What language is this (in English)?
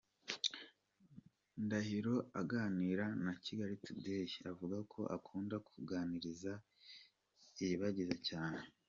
Kinyarwanda